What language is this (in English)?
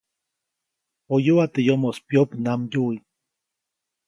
Copainalá Zoque